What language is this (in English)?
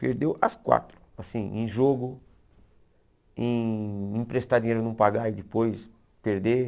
Portuguese